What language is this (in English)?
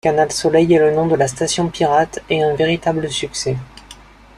French